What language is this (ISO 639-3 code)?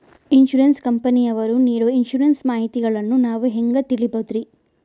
kan